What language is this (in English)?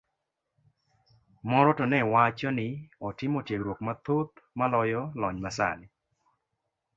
Luo (Kenya and Tanzania)